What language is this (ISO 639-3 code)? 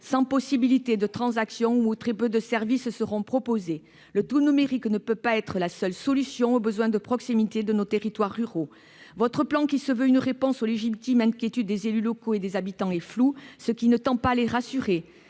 fra